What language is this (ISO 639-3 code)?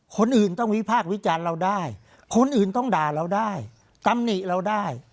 tha